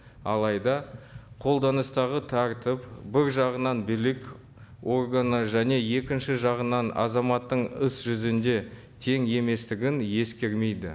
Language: Kazakh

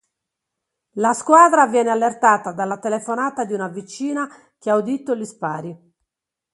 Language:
Italian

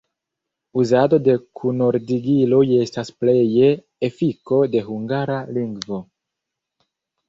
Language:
Esperanto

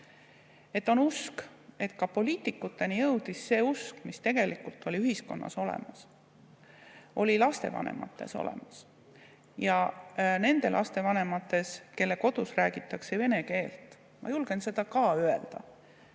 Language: Estonian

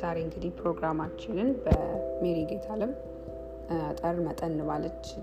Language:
Amharic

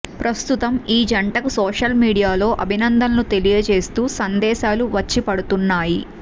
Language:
Telugu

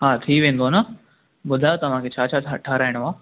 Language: Sindhi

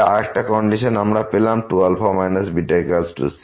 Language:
Bangla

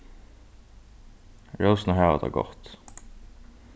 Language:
Faroese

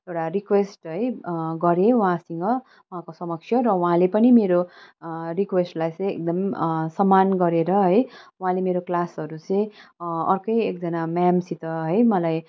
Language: Nepali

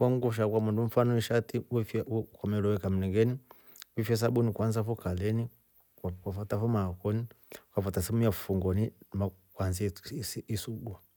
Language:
Rombo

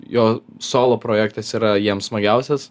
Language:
Lithuanian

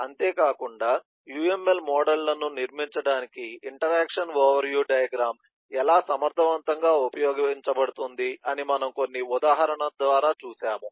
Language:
Telugu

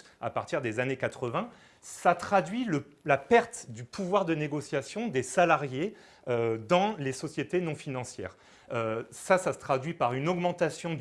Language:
French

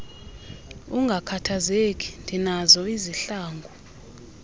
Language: Xhosa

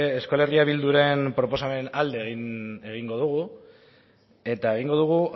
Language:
Basque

